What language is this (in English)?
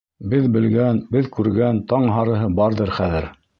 Bashkir